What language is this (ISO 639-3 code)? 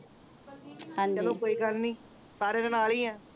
pan